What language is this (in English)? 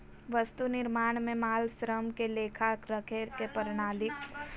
Magahi